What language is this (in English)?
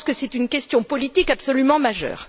French